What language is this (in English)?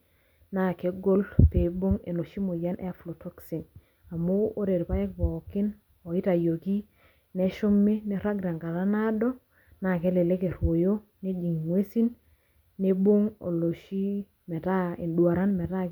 Masai